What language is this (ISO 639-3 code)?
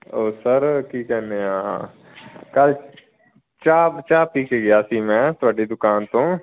pan